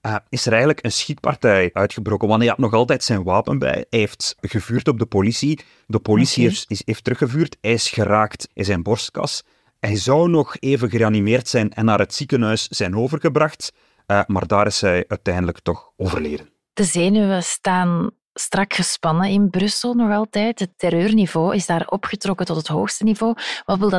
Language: Dutch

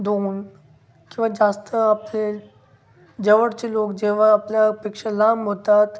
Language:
Marathi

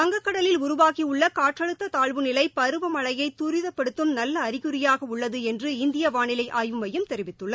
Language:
Tamil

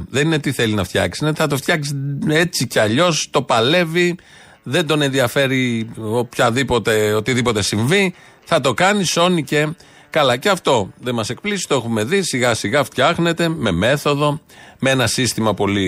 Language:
Greek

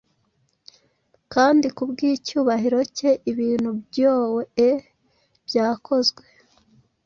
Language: Kinyarwanda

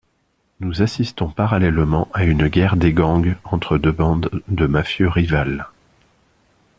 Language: French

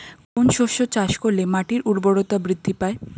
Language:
Bangla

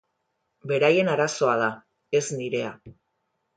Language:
Basque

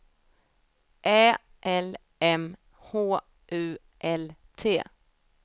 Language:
Swedish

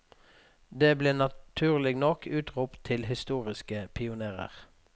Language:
Norwegian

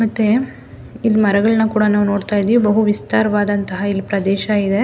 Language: Kannada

